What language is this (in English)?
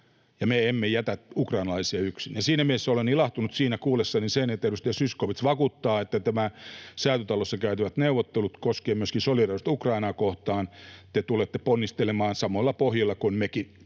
Finnish